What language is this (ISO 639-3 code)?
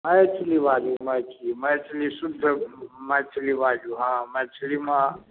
mai